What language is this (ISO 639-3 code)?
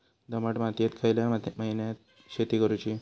mar